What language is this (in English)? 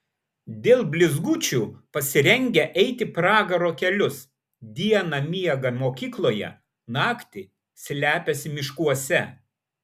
Lithuanian